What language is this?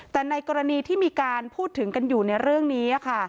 Thai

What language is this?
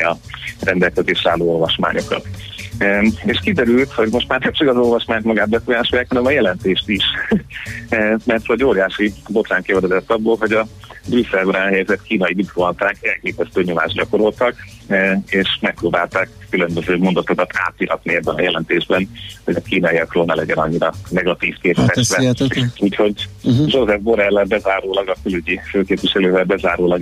Hungarian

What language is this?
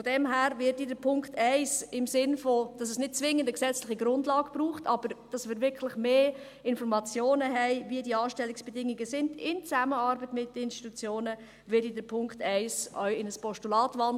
Swiss German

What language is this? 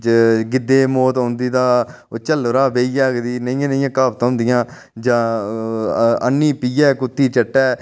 Dogri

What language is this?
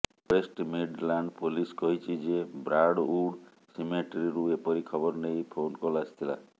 Odia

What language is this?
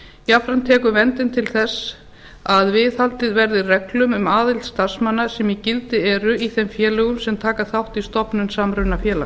Icelandic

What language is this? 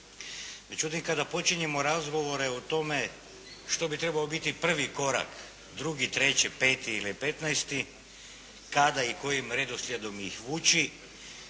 Croatian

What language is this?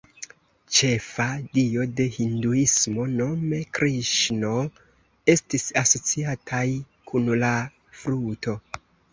Esperanto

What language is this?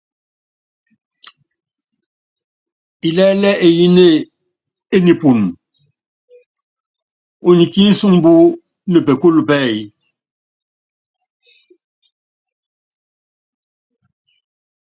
Yangben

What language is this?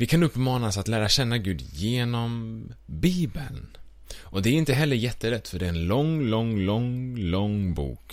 Swedish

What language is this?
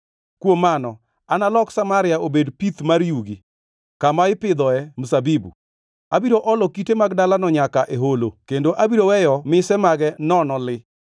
Luo (Kenya and Tanzania)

